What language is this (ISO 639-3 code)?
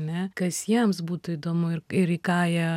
lit